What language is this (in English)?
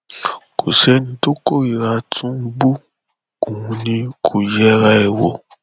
Yoruba